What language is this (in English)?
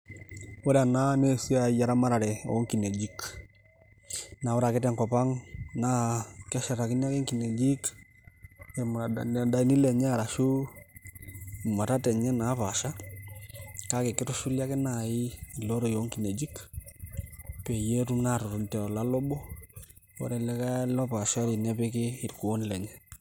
Masai